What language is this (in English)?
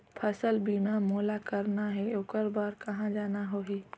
Chhattisgarhi